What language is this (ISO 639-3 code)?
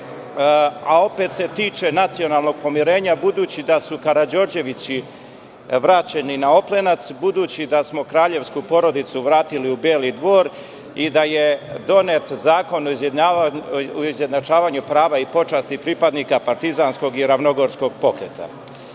srp